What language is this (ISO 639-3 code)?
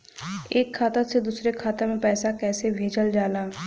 bho